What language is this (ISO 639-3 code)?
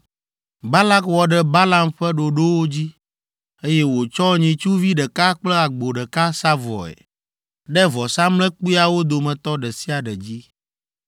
ewe